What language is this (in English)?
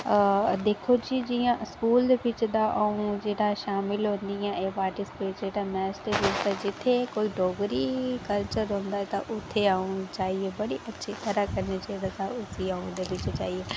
Dogri